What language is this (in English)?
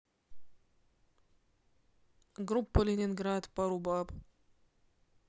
Russian